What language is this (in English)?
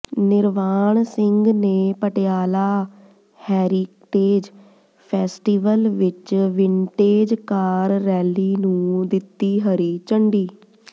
Punjabi